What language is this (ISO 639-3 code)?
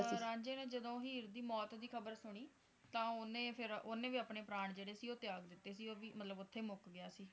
pan